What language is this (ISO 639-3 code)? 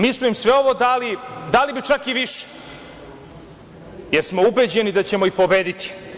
srp